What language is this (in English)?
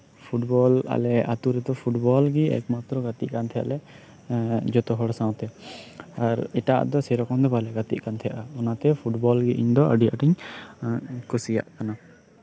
Santali